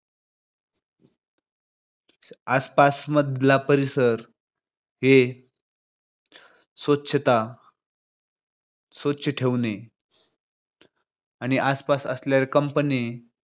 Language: Marathi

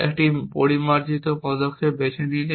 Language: Bangla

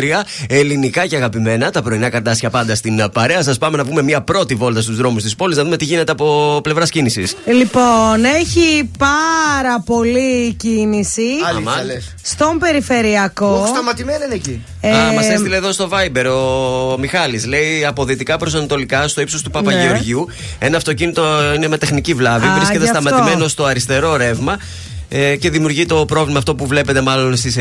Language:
Greek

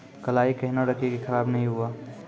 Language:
Maithili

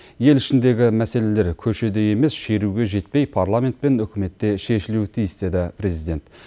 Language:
Kazakh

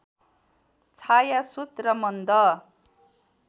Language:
Nepali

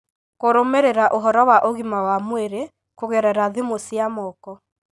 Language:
Kikuyu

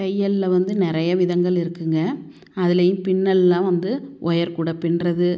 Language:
Tamil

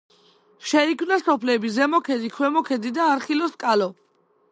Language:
Georgian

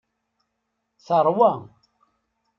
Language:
Kabyle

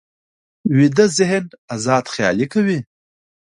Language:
Pashto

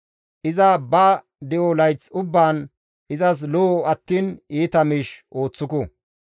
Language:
Gamo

